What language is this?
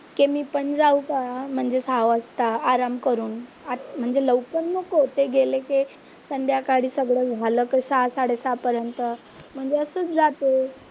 Marathi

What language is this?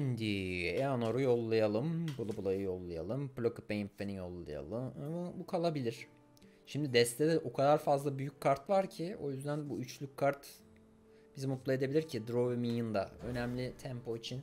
Turkish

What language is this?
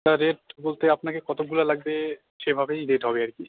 Bangla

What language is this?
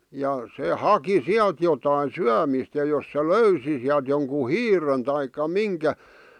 Finnish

